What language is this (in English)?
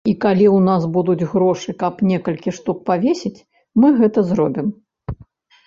Belarusian